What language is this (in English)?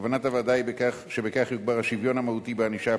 Hebrew